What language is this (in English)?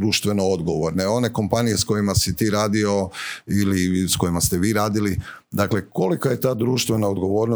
Croatian